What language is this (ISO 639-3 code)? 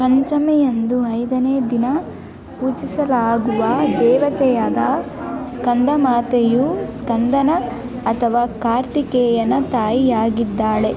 kan